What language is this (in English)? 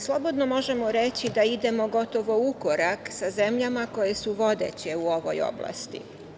Serbian